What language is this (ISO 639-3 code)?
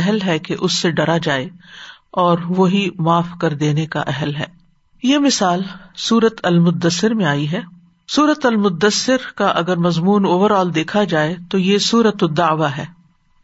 urd